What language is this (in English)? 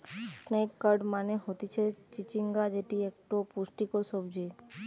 Bangla